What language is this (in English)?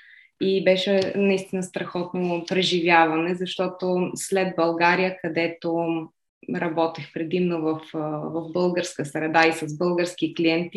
Bulgarian